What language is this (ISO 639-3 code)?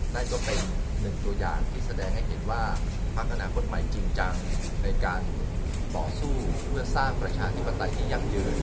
tha